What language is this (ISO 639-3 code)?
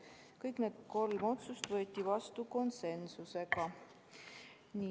est